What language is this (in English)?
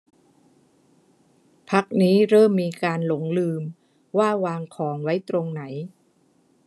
Thai